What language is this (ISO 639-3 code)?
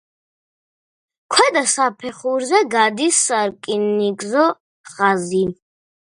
kat